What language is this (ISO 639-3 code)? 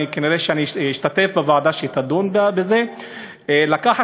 heb